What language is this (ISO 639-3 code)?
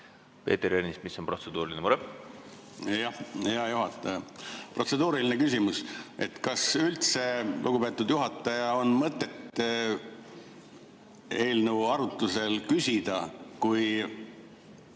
est